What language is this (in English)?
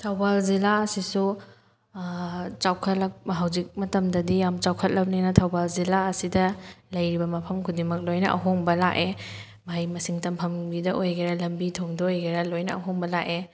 Manipuri